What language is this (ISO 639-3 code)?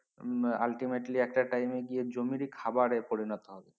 ben